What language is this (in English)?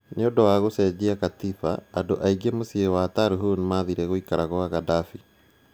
Kikuyu